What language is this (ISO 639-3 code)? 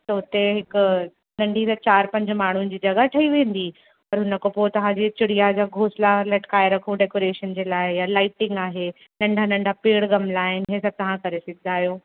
snd